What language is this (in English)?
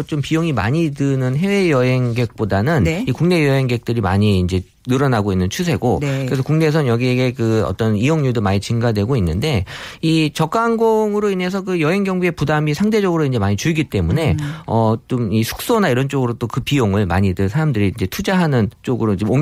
Korean